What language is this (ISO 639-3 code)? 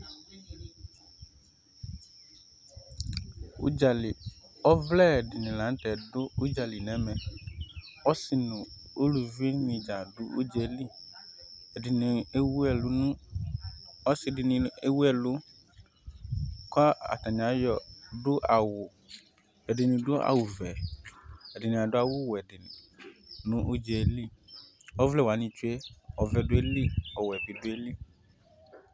kpo